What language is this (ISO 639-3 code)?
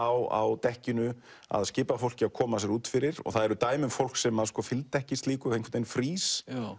isl